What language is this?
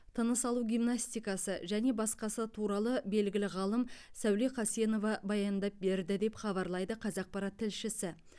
Kazakh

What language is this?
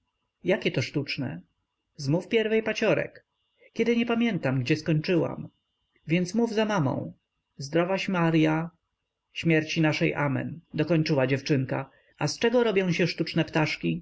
Polish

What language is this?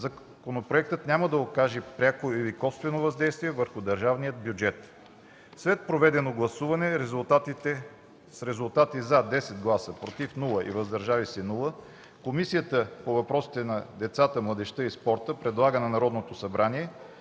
Bulgarian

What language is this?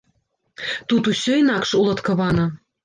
Belarusian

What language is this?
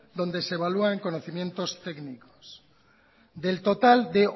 Spanish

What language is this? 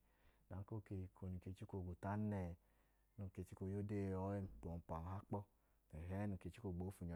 Idoma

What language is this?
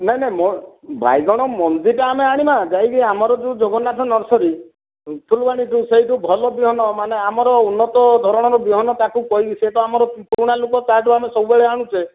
Odia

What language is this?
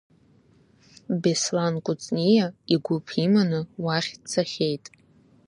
Abkhazian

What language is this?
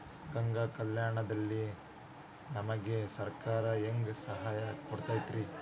Kannada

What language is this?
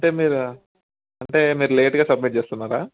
Telugu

